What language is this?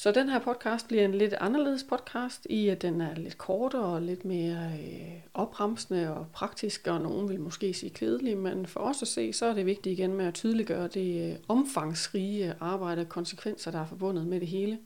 Danish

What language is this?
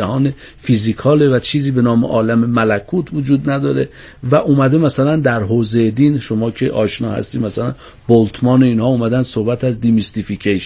Persian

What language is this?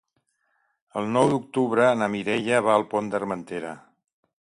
Catalan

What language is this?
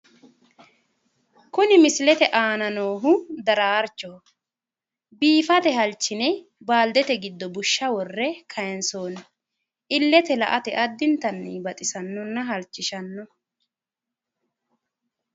Sidamo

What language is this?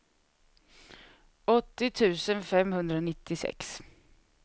Swedish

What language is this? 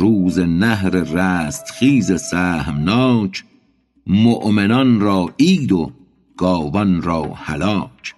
Persian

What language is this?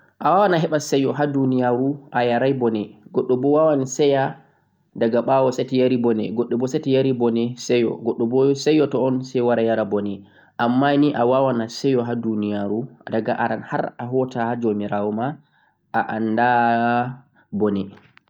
Central-Eastern Niger Fulfulde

